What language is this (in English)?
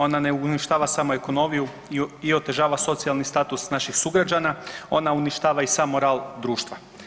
Croatian